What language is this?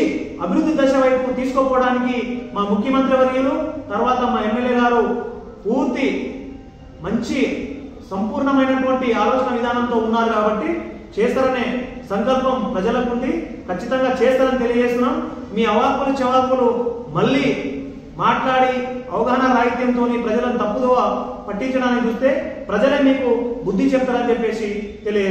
Telugu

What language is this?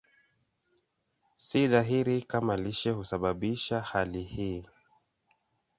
Swahili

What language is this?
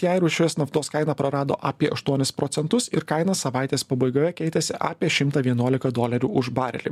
Lithuanian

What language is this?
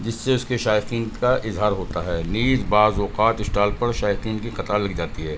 Urdu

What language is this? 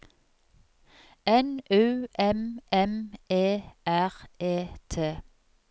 Norwegian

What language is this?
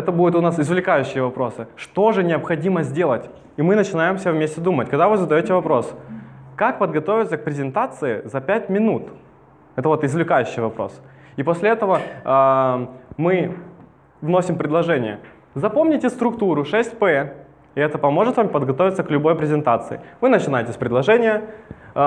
Russian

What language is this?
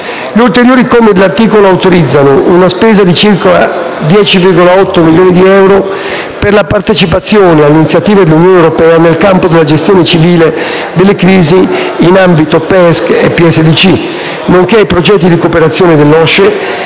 Italian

